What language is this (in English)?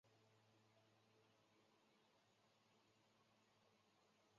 Chinese